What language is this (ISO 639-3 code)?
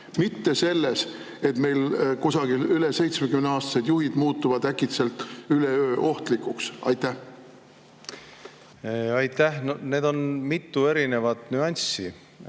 est